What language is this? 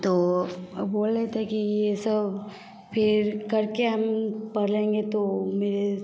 Hindi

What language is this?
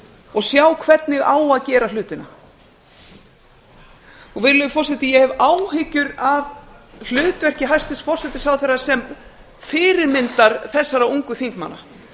Icelandic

